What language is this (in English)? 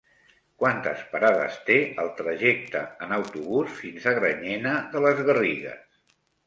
Catalan